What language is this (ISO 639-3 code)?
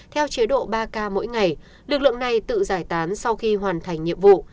vie